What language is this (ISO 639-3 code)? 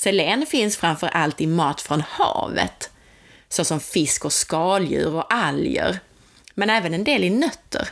swe